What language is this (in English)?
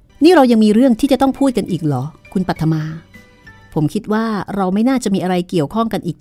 Thai